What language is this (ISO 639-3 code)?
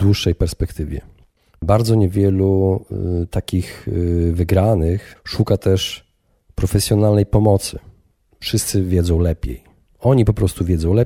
pol